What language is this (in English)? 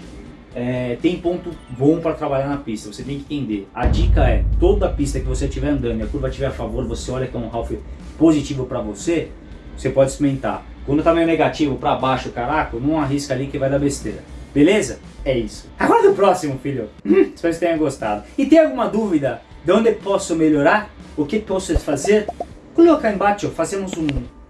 Portuguese